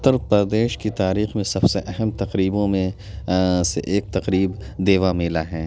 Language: Urdu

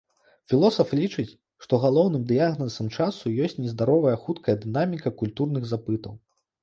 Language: Belarusian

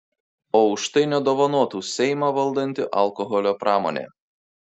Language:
Lithuanian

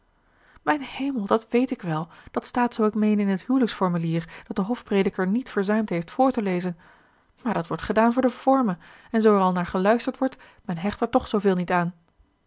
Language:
Dutch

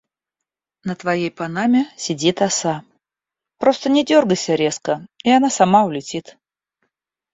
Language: Russian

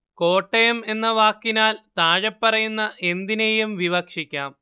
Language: Malayalam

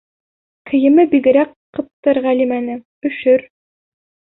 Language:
Bashkir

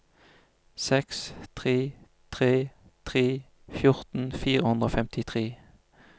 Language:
Norwegian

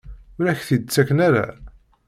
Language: Kabyle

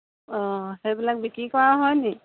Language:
Assamese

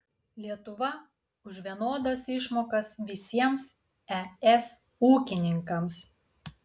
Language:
Lithuanian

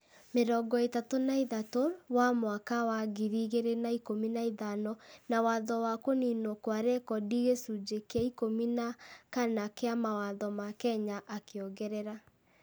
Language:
Kikuyu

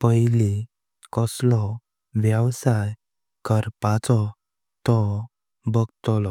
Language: Konkani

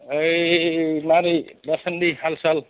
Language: Bodo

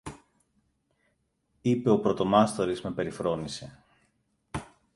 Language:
Greek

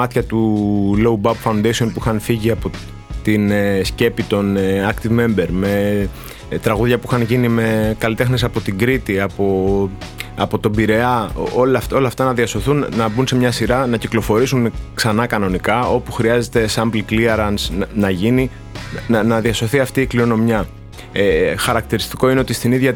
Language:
Greek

